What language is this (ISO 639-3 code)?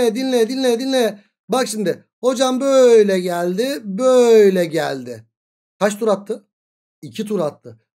tur